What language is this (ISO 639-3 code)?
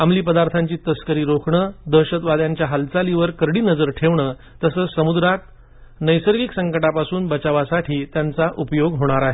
mar